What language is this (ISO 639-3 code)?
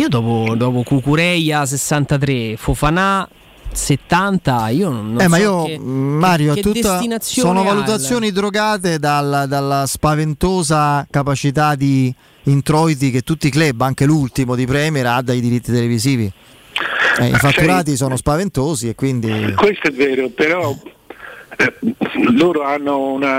ita